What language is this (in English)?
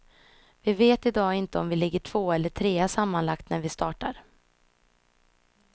Swedish